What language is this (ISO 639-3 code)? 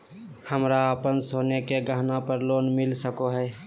mag